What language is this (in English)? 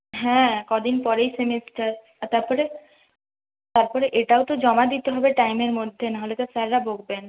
Bangla